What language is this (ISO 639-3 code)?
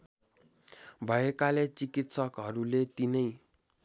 nep